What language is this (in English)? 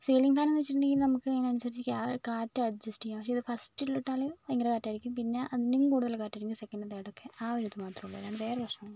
Malayalam